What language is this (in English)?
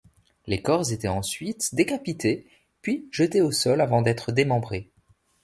French